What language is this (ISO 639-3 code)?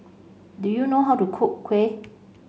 eng